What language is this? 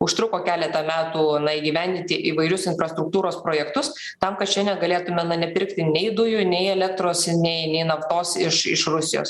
Lithuanian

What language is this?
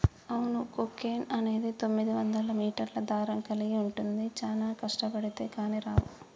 Telugu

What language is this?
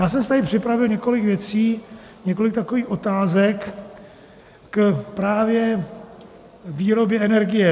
Czech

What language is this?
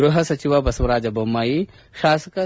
Kannada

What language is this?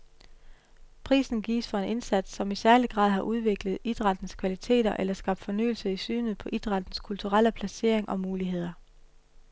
Danish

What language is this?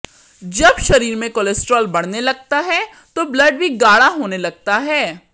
Hindi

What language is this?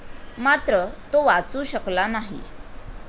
Marathi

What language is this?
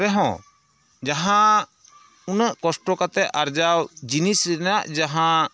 Santali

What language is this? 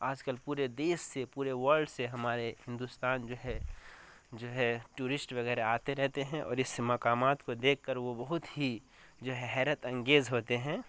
Urdu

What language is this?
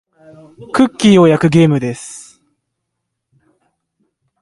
Japanese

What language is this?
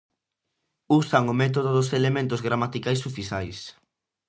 Galician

